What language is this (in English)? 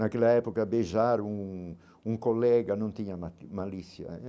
Portuguese